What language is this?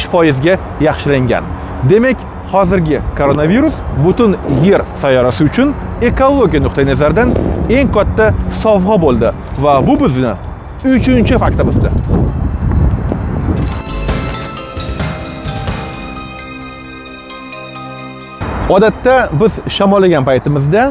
Russian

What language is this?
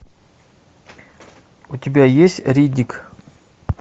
Russian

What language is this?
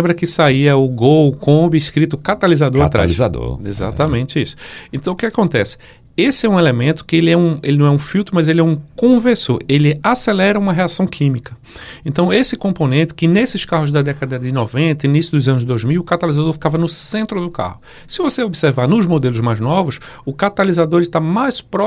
Portuguese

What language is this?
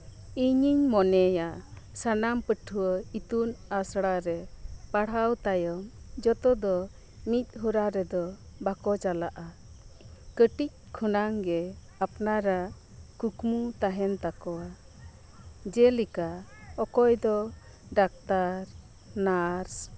Santali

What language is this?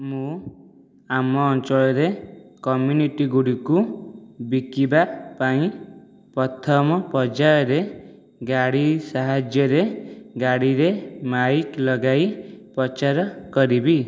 Odia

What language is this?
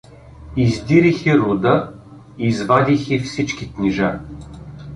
Bulgarian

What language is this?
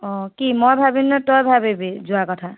Assamese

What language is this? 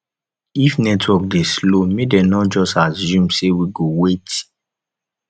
Nigerian Pidgin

